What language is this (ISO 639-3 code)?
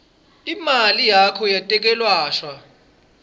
ssw